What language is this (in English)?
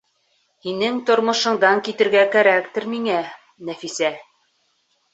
Bashkir